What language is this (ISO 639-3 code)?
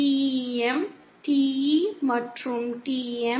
tam